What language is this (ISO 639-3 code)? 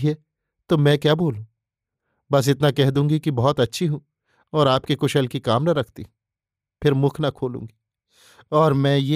hin